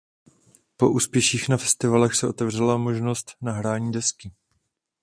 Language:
Czech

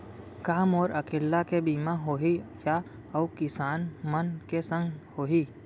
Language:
Chhattisgarhi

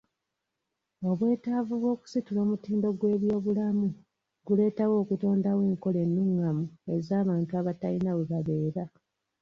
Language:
Ganda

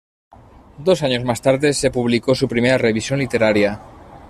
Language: Spanish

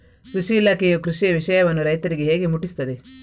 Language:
Kannada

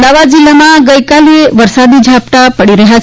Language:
Gujarati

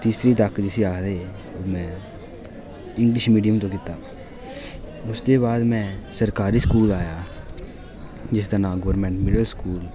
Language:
Dogri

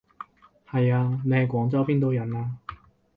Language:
Cantonese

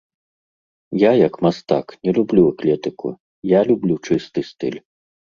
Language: Belarusian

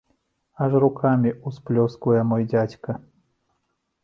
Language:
Belarusian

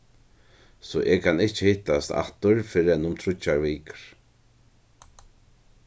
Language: Faroese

